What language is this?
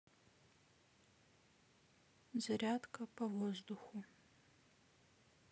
Russian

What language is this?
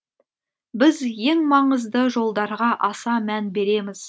Kazakh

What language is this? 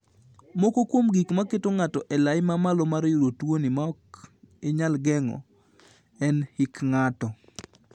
Luo (Kenya and Tanzania)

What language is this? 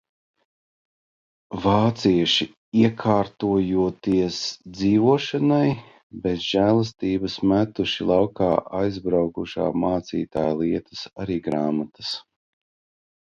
Latvian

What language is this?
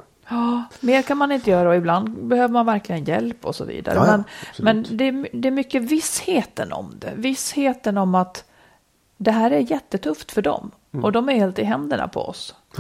Swedish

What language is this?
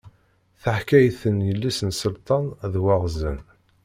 Kabyle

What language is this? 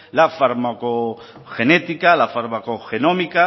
Spanish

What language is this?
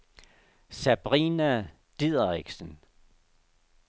Danish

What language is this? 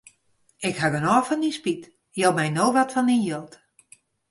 Western Frisian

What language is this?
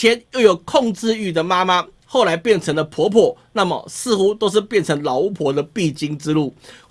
Chinese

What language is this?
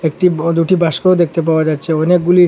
Bangla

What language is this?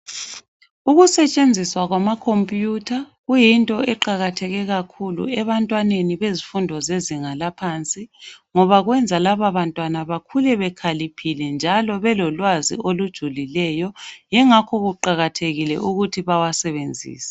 North Ndebele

